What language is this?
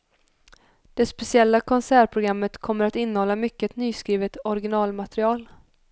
Swedish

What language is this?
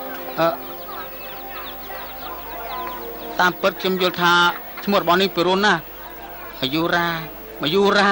Thai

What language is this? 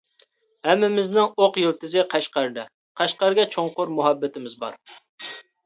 Uyghur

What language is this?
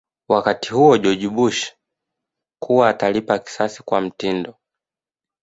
Swahili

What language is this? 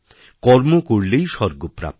Bangla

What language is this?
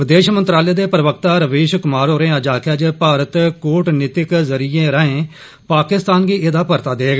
Dogri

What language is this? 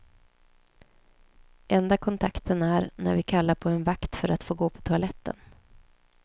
Swedish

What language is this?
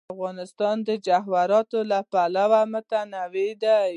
Pashto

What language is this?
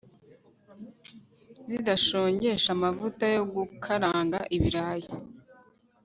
Kinyarwanda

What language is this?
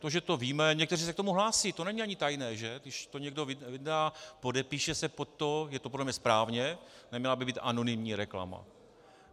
Czech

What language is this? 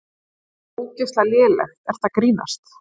Icelandic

